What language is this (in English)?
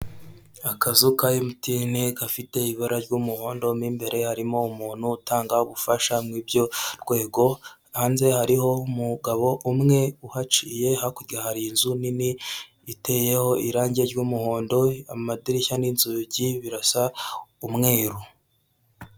Kinyarwanda